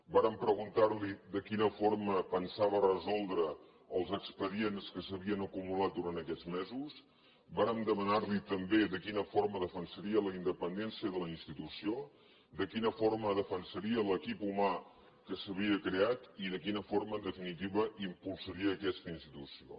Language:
Catalan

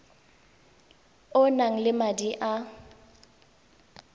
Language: Tswana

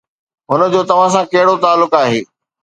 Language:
Sindhi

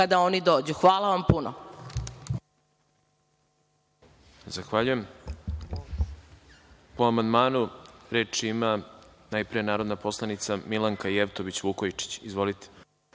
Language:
Serbian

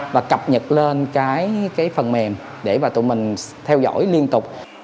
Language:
Vietnamese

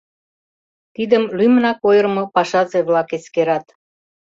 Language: Mari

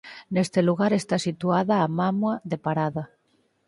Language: Galician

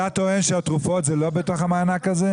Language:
Hebrew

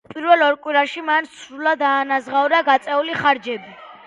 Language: Georgian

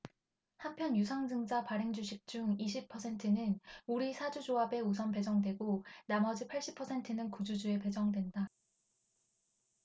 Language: Korean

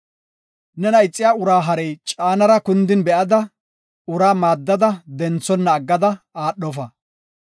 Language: Gofa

